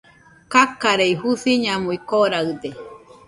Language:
Nüpode Huitoto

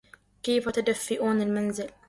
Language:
Arabic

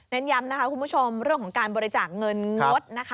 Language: Thai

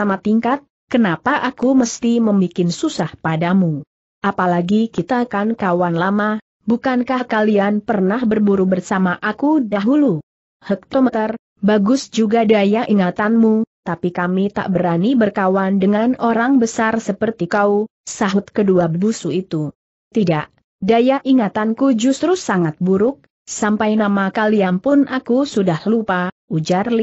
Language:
Indonesian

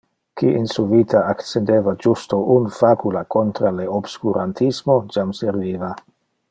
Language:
Interlingua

